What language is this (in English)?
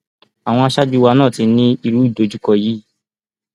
Yoruba